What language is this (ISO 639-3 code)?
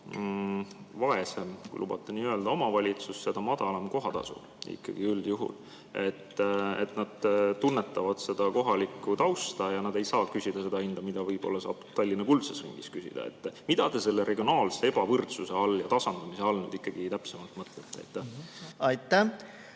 est